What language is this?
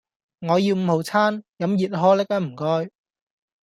Cantonese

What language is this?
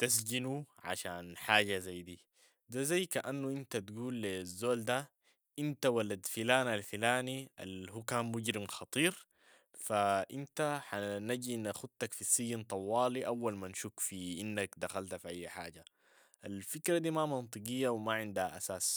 Sudanese Arabic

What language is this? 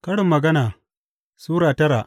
Hausa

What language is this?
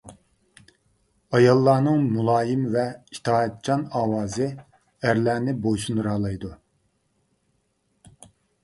Uyghur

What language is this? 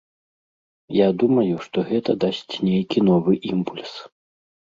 Belarusian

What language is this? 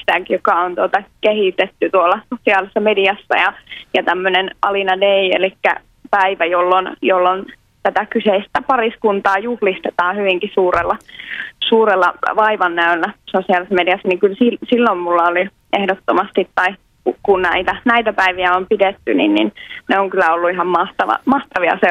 Finnish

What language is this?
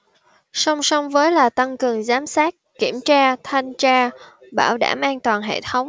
Vietnamese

